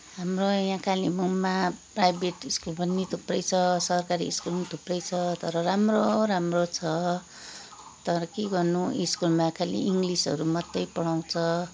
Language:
Nepali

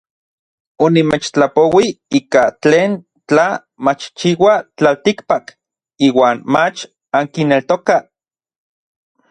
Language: Orizaba Nahuatl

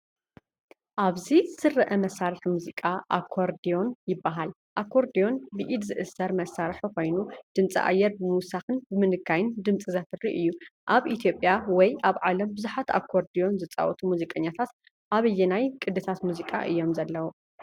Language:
Tigrinya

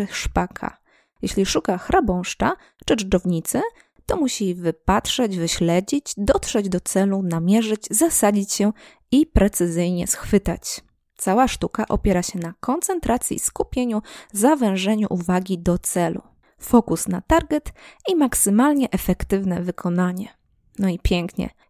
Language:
Polish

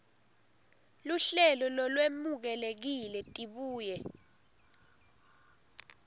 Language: Swati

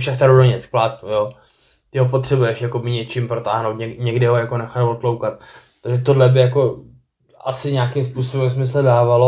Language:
Czech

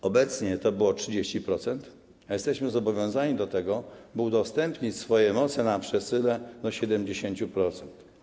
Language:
Polish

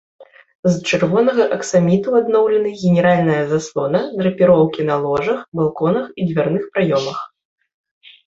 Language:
Belarusian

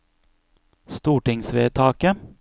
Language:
Norwegian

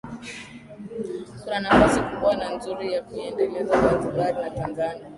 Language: Swahili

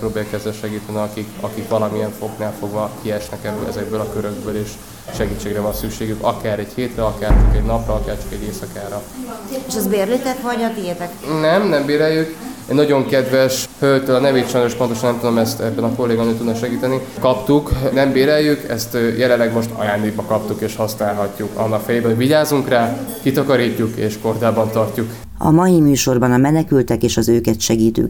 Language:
Hungarian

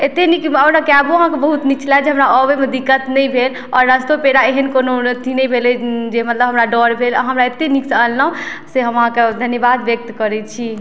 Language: Maithili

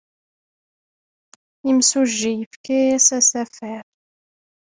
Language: Kabyle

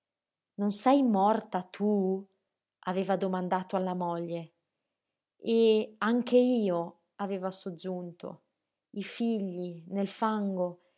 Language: Italian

